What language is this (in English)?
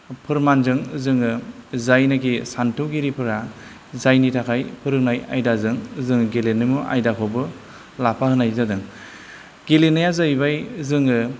Bodo